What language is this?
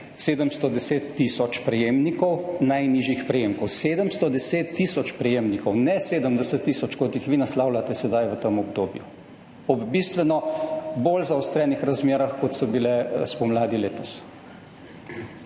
Slovenian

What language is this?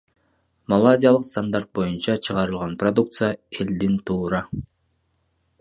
Kyrgyz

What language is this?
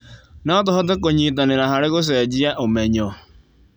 Kikuyu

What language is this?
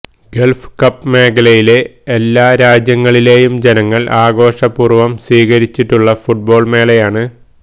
Malayalam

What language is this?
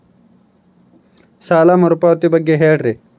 Kannada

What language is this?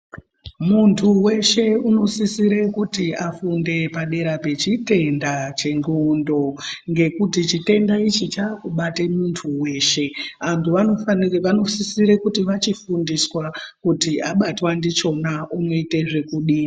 Ndau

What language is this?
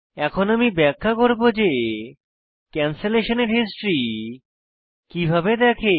Bangla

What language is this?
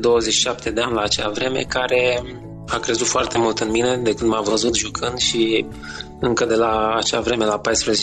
Romanian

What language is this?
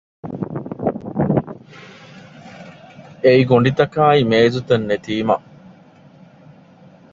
Divehi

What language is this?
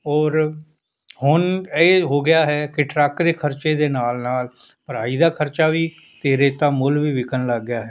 Punjabi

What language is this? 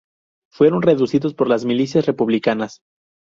Spanish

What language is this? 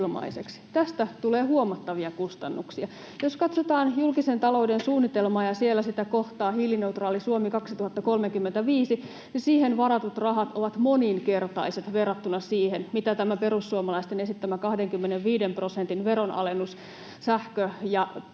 Finnish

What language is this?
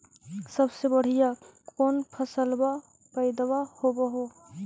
Magahi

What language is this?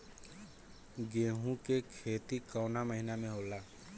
Bhojpuri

